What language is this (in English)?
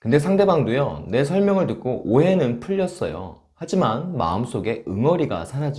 Korean